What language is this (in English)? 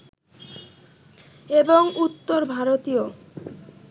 Bangla